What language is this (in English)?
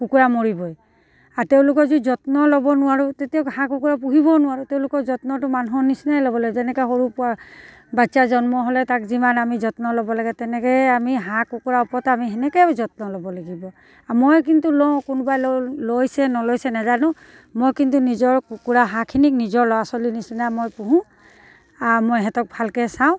Assamese